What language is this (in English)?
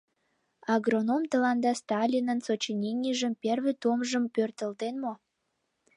Mari